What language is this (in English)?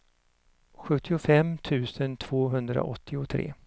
Swedish